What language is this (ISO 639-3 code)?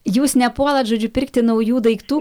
lit